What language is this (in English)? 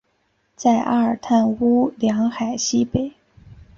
Chinese